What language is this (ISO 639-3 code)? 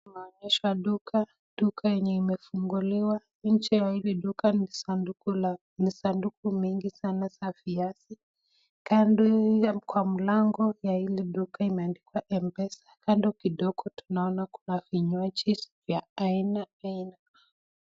swa